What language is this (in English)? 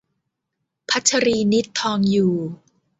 Thai